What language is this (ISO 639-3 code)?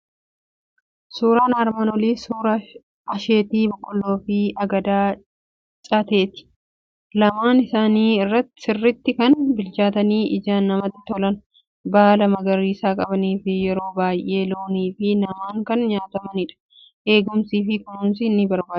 orm